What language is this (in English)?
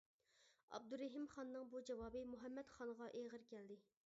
Uyghur